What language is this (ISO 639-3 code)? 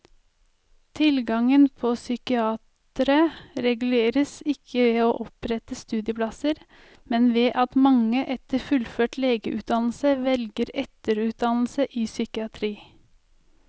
nor